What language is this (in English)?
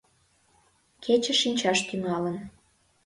Mari